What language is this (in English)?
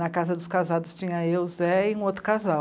Portuguese